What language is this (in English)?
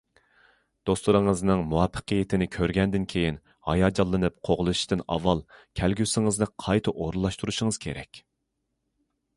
Uyghur